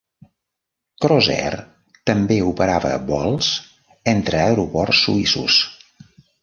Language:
Catalan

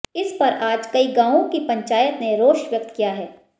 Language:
Hindi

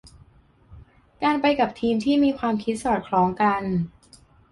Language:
Thai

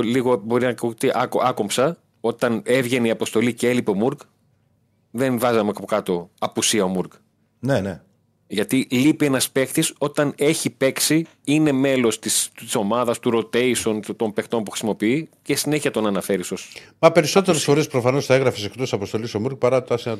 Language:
Greek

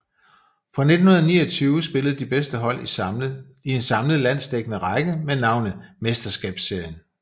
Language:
Danish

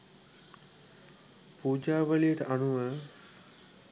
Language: Sinhala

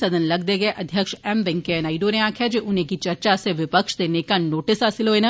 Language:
Dogri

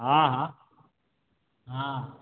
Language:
Maithili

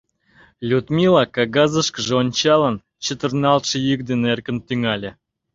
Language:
Mari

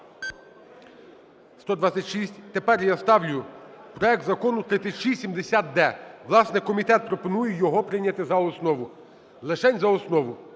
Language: Ukrainian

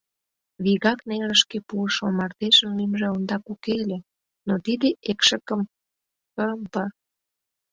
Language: Mari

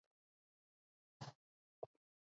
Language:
Georgian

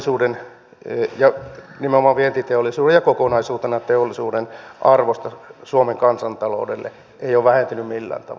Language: Finnish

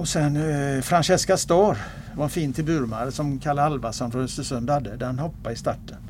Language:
Swedish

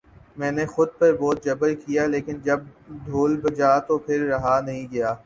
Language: Urdu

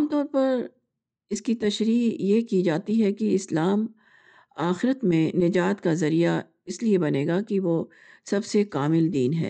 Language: Urdu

